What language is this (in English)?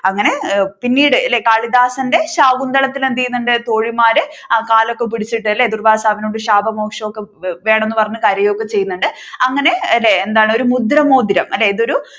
Malayalam